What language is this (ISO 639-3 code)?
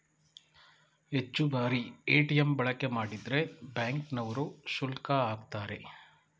kan